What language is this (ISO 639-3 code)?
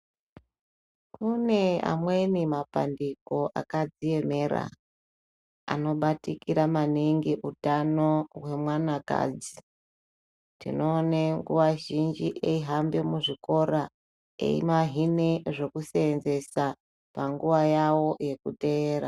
ndc